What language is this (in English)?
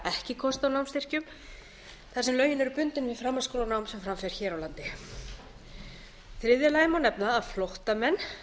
Icelandic